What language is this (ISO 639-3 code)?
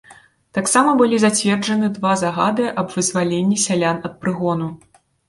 bel